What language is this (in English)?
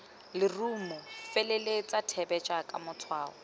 Tswana